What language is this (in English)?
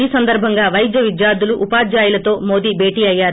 Telugu